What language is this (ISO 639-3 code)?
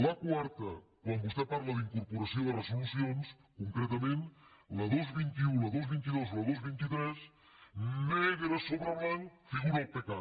cat